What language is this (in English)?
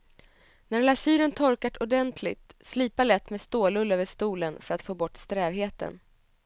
Swedish